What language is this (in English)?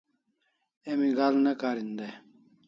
Kalasha